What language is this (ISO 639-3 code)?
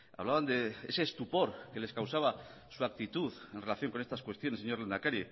spa